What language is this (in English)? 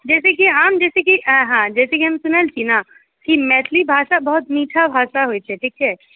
Maithili